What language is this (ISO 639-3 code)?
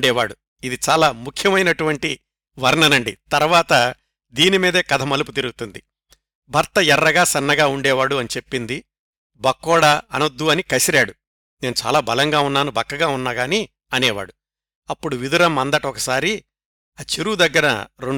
tel